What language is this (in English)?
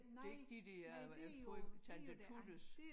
Danish